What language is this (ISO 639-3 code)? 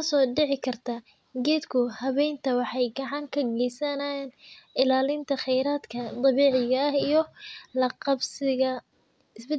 som